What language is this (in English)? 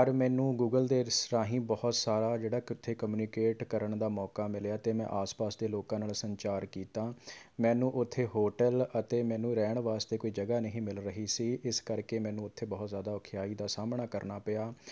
Punjabi